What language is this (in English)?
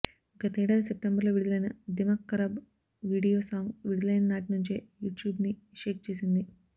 Telugu